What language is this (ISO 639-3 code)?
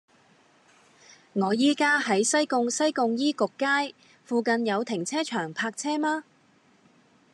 yue